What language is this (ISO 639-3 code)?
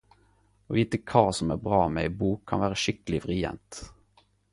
nno